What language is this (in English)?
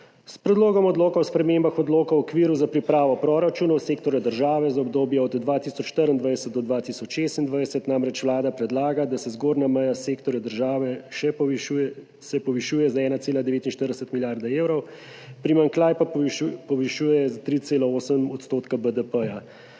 Slovenian